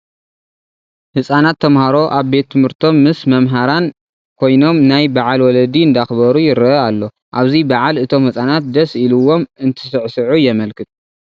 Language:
Tigrinya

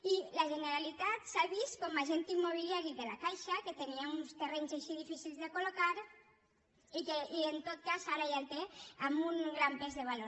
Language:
Catalan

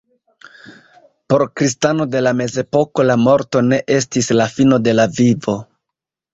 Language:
Esperanto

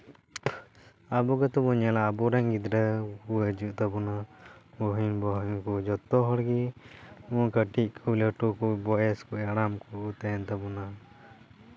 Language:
Santali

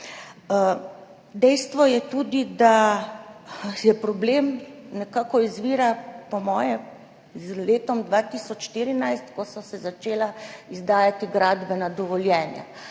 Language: Slovenian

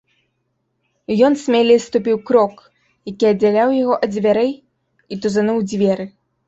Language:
Belarusian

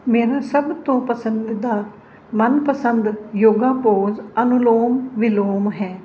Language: Punjabi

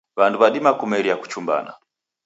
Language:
Taita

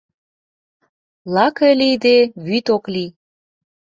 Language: Mari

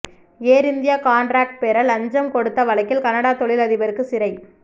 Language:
Tamil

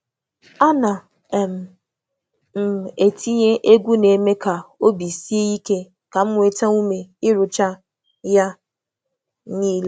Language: Igbo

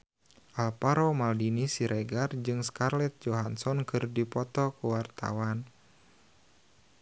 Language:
Sundanese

